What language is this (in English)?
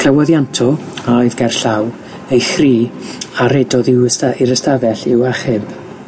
Welsh